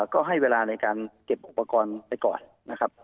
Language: Thai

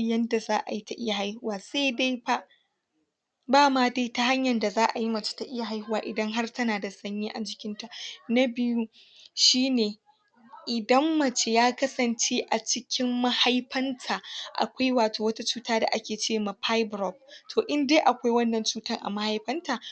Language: Hausa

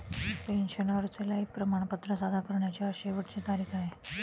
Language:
Marathi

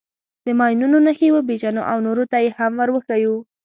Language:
Pashto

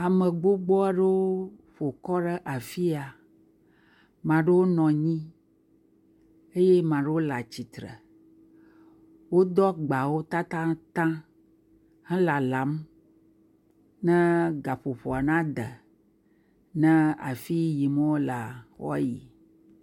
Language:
Ewe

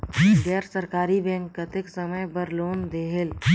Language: Chhattisgarhi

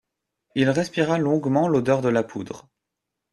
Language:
French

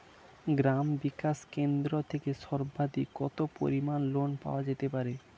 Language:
Bangla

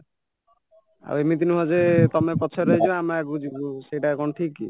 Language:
Odia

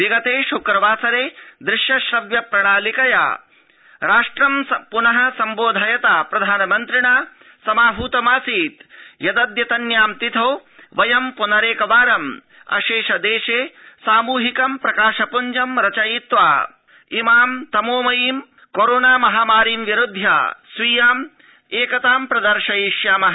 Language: Sanskrit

